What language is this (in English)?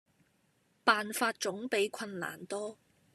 Cantonese